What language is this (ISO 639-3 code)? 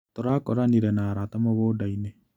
kik